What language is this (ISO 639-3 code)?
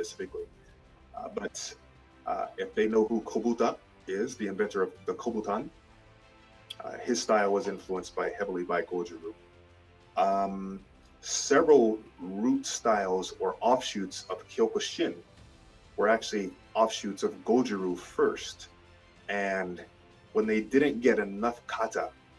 eng